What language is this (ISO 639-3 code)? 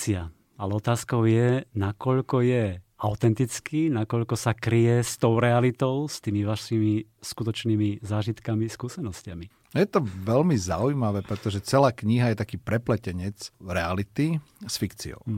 slk